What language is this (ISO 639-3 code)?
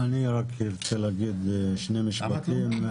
heb